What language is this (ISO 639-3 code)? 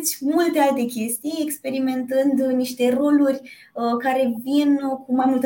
ron